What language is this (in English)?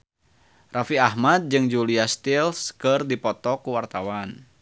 Sundanese